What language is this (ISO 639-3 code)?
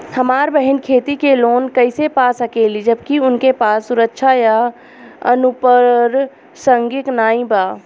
bho